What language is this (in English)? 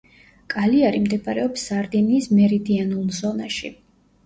Georgian